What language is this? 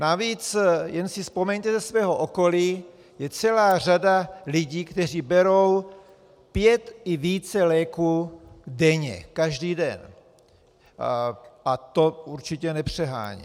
Czech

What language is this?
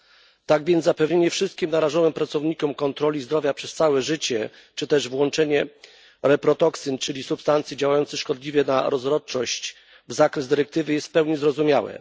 Polish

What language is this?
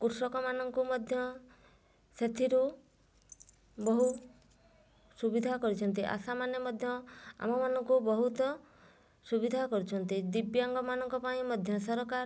Odia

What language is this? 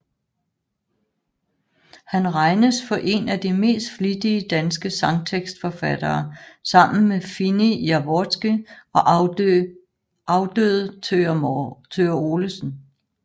Danish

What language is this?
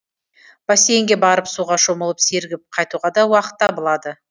Kazakh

